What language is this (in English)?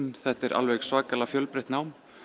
Icelandic